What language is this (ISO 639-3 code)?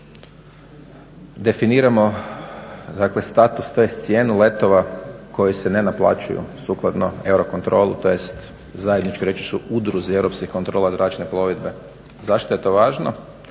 hrv